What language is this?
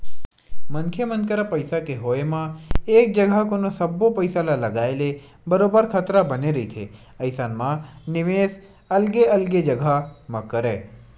Chhattisgarhi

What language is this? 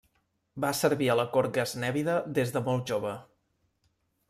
Catalan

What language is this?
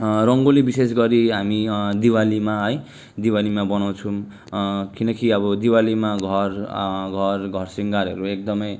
Nepali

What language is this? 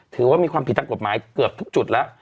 Thai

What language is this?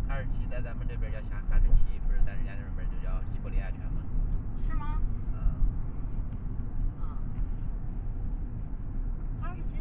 Chinese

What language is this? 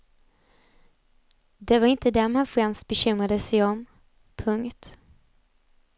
Swedish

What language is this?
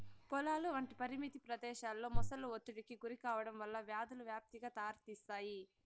Telugu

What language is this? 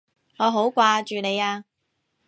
Cantonese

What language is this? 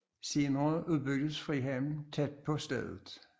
Danish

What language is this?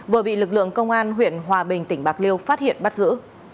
Vietnamese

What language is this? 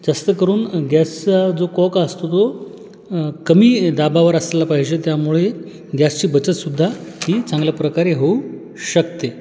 Marathi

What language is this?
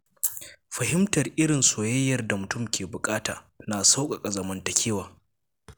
Hausa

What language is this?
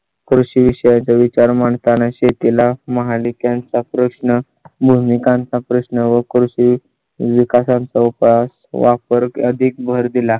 Marathi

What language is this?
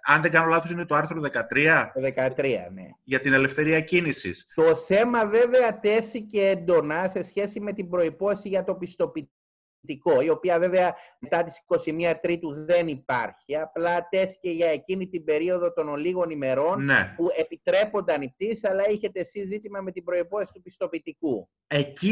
Greek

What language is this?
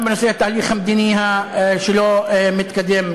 Hebrew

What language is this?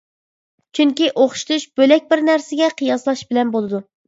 Uyghur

